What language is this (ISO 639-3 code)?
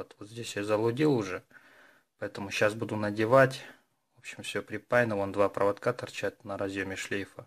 rus